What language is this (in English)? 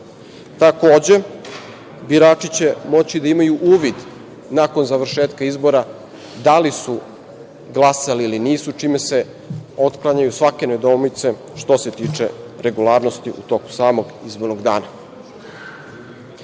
Serbian